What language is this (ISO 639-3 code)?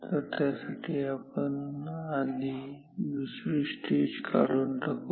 mar